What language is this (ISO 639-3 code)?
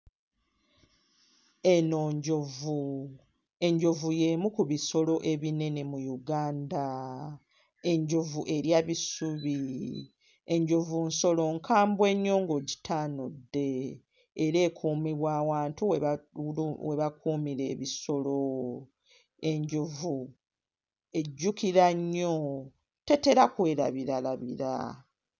lug